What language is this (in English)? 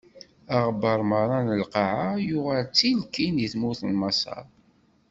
Kabyle